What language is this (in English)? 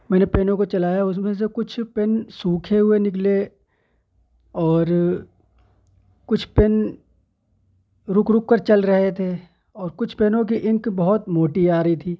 Urdu